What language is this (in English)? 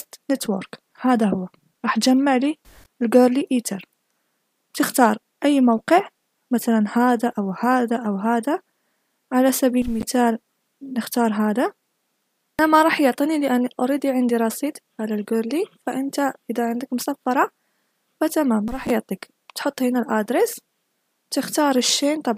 Arabic